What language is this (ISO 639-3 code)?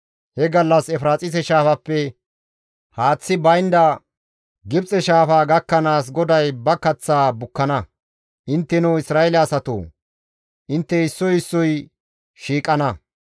gmv